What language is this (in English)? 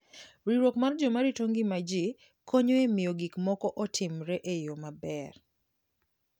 Luo (Kenya and Tanzania)